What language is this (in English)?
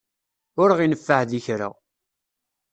Kabyle